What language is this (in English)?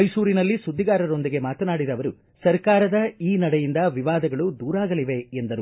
Kannada